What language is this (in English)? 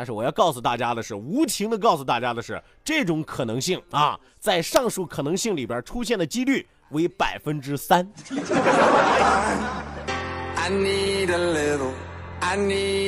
Chinese